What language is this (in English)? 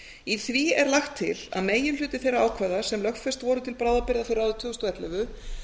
Icelandic